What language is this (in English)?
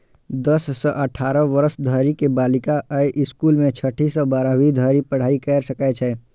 Maithili